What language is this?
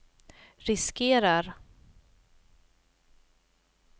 Swedish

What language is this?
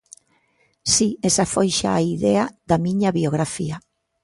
Galician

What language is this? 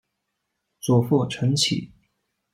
Chinese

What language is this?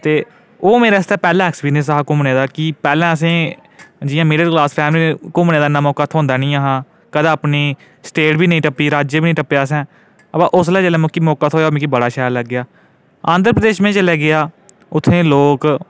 Dogri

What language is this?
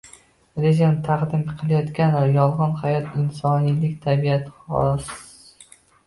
Uzbek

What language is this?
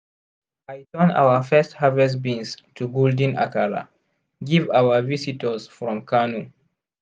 Nigerian Pidgin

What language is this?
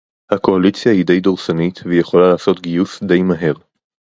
Hebrew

